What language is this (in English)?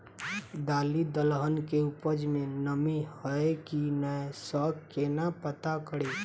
Maithili